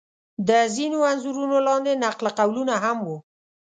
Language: Pashto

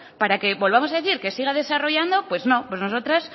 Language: Spanish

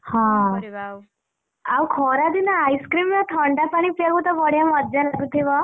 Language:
Odia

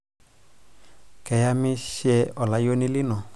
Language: Masai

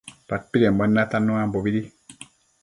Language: Matsés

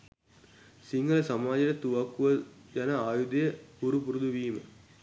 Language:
Sinhala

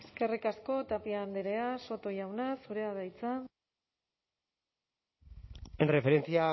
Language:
Basque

